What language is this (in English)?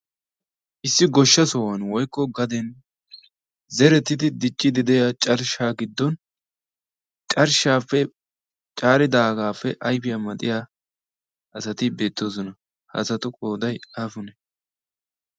Wolaytta